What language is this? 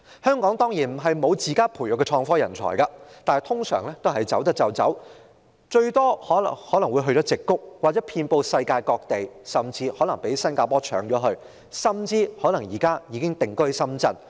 Cantonese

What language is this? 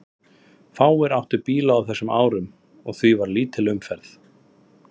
Icelandic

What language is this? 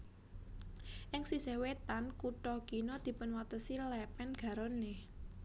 Javanese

